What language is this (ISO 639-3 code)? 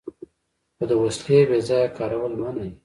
pus